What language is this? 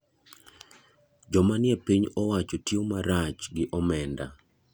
Luo (Kenya and Tanzania)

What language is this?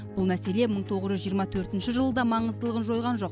Kazakh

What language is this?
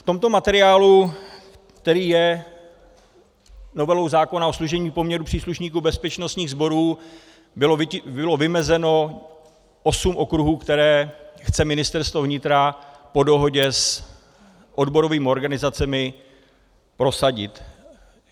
Czech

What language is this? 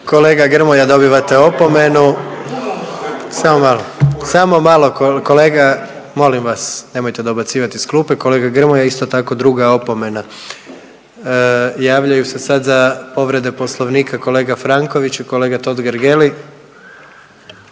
Croatian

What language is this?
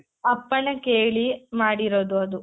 Kannada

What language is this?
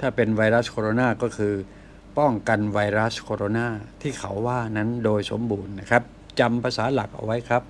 Thai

